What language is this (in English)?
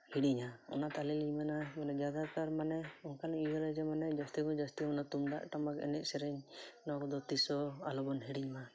Santali